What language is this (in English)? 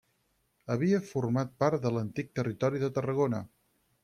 Catalan